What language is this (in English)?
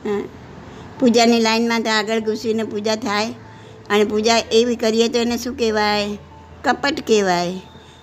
Gujarati